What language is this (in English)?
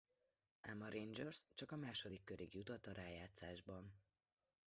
Hungarian